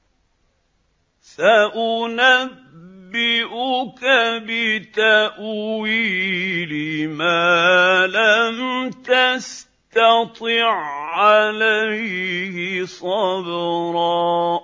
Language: Arabic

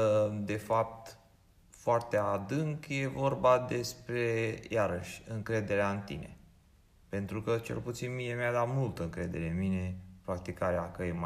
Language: Romanian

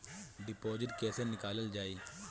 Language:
Bhojpuri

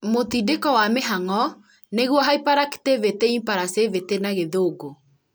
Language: Kikuyu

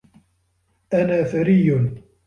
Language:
Arabic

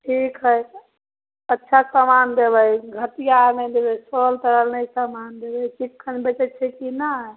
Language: Maithili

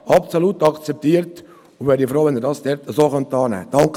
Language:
Swiss German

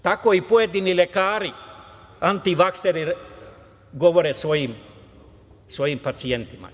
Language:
Serbian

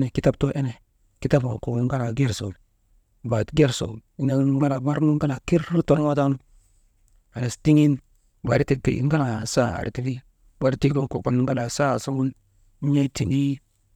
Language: Maba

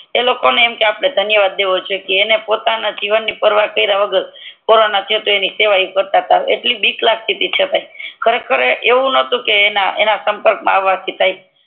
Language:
Gujarati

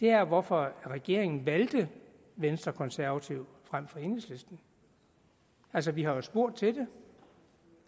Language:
Danish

